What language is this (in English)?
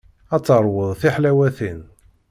Kabyle